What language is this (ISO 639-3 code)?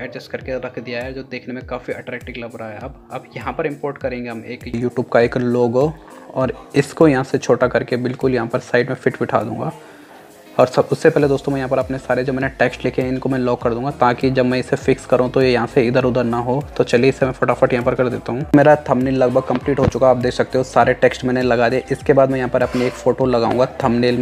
hin